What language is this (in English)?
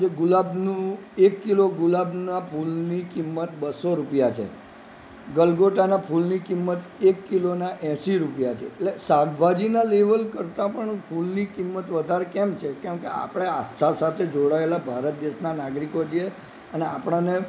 Gujarati